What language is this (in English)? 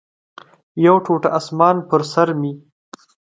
Pashto